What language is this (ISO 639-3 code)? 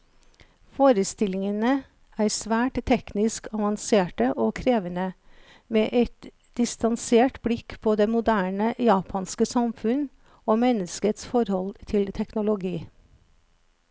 nor